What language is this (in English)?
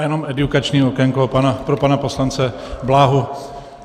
Czech